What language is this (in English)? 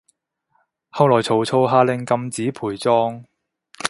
Cantonese